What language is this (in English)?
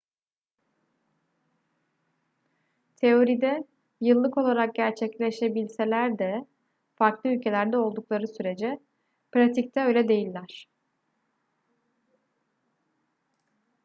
Turkish